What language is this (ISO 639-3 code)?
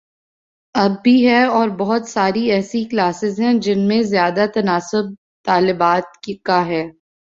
urd